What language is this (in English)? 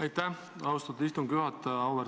Estonian